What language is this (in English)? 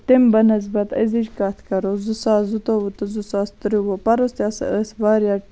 Kashmiri